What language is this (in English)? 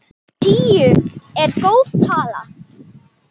Icelandic